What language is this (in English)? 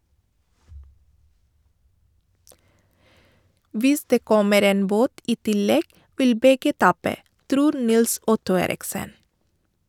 Norwegian